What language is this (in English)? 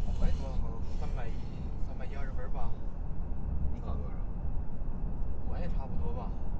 Chinese